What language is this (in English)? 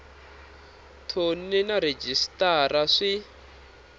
Tsonga